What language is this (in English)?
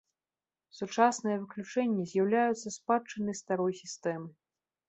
Belarusian